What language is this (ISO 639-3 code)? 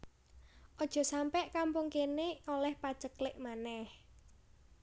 jav